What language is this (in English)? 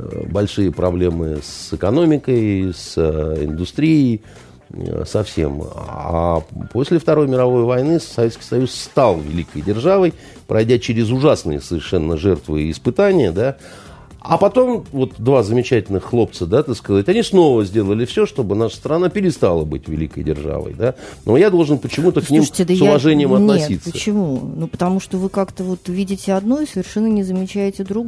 Russian